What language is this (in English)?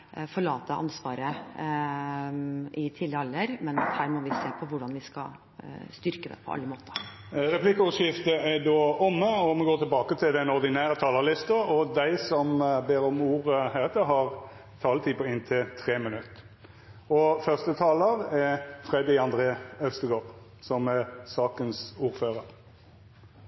Norwegian